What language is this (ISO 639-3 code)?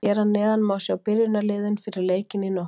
isl